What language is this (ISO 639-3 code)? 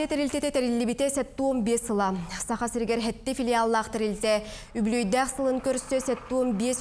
tur